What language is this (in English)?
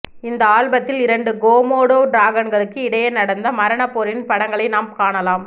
Tamil